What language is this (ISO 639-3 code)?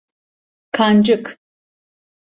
tur